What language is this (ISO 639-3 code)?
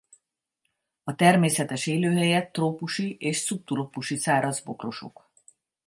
hun